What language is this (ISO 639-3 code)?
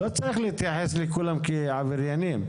heb